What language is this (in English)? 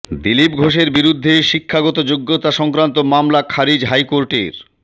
Bangla